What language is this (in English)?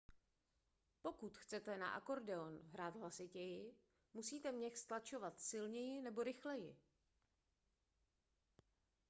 Czech